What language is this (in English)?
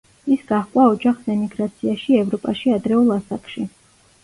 Georgian